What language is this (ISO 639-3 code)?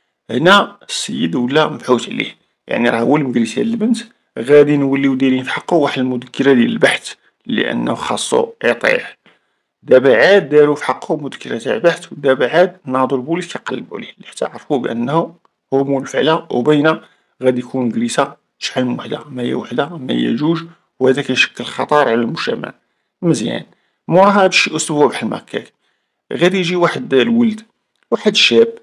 ara